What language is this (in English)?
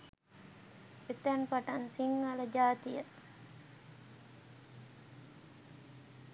Sinhala